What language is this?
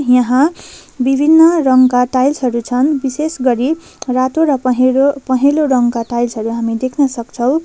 Nepali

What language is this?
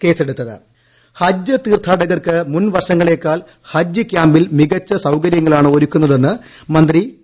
Malayalam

